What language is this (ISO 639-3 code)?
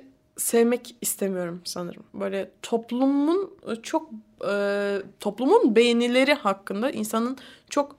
tur